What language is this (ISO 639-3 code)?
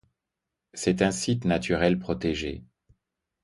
fra